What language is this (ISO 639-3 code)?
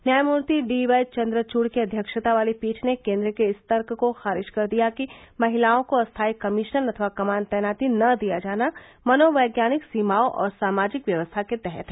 hin